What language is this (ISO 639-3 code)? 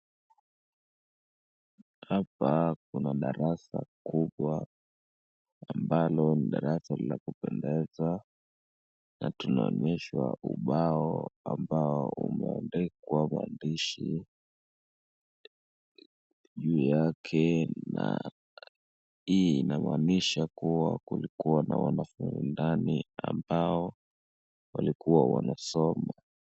swa